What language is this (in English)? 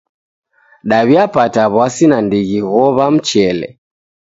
Taita